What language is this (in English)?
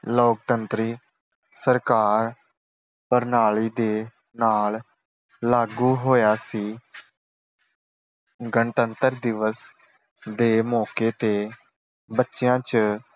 Punjabi